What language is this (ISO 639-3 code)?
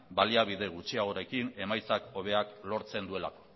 eus